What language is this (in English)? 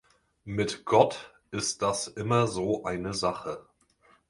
German